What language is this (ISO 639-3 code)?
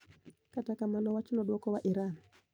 luo